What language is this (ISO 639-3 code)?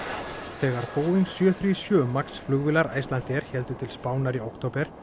isl